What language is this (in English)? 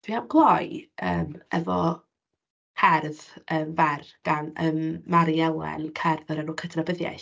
Welsh